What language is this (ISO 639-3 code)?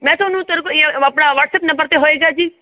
pan